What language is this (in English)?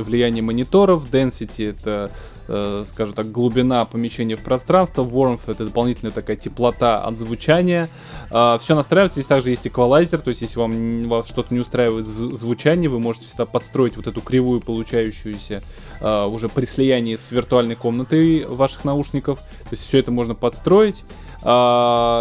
Russian